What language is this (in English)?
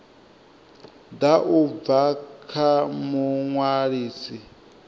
Venda